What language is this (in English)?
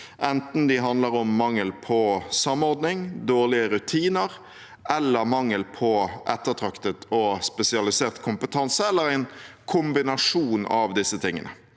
Norwegian